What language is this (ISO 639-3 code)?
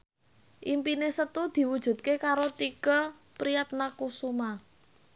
jav